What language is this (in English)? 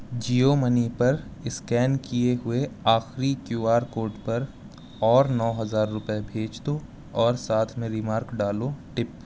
Urdu